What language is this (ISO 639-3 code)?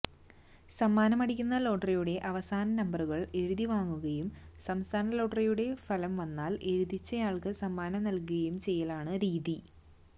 mal